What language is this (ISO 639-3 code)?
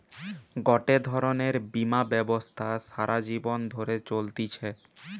ben